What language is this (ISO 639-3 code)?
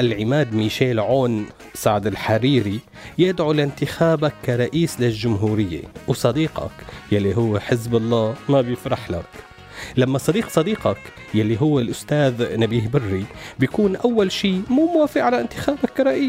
ara